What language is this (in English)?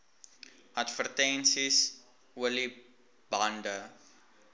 Afrikaans